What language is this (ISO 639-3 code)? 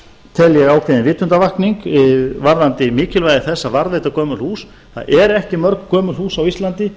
isl